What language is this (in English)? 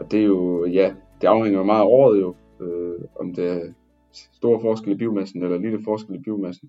Danish